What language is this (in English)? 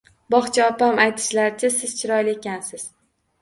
Uzbek